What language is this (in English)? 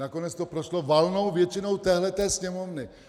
Czech